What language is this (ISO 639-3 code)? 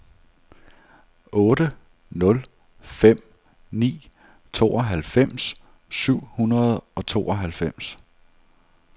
dan